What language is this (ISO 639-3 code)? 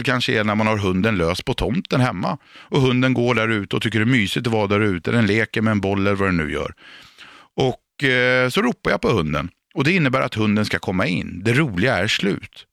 swe